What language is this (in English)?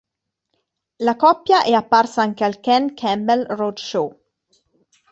Italian